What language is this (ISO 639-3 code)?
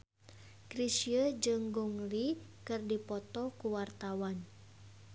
sun